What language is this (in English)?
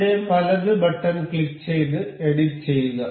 Malayalam